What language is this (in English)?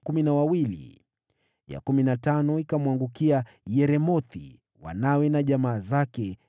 Swahili